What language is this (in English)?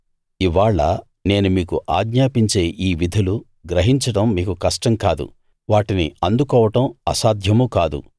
Telugu